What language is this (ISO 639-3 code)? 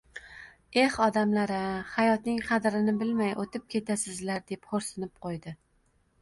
uzb